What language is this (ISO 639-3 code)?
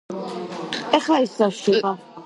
kat